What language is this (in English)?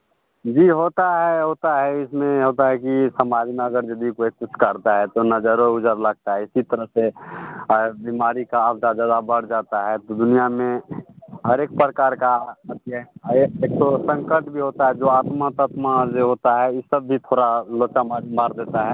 Hindi